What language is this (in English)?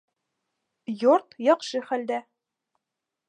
Bashkir